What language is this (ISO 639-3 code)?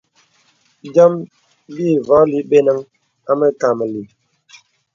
beb